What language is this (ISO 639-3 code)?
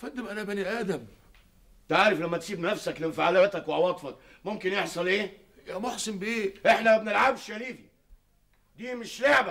ara